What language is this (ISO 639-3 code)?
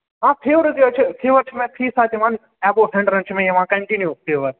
kas